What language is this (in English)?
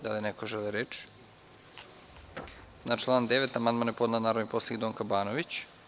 Serbian